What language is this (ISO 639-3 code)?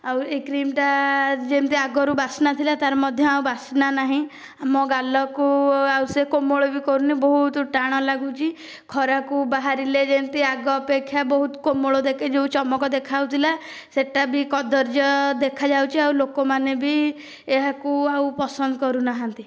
ori